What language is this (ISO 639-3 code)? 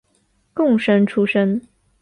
zho